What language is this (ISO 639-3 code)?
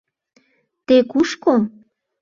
chm